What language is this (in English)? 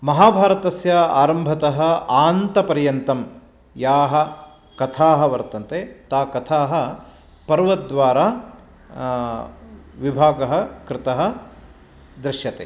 Sanskrit